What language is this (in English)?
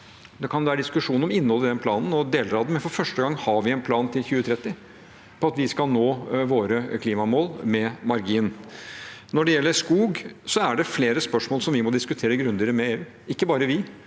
Norwegian